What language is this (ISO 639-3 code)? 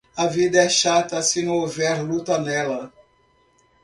por